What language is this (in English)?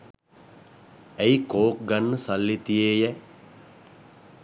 Sinhala